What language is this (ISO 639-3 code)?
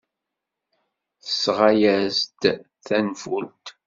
kab